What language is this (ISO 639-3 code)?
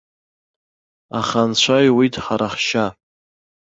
abk